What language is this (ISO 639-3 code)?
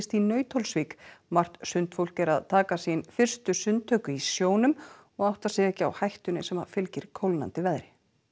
isl